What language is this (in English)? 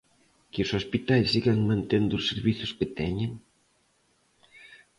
Galician